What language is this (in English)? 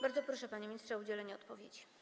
Polish